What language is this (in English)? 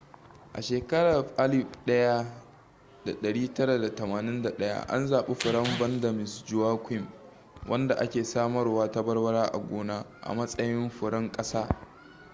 Hausa